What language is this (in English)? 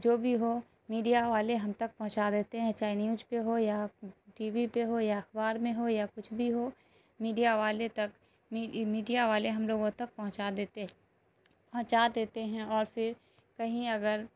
Urdu